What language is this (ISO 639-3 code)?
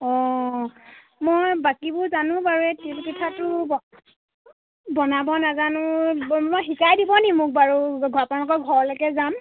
asm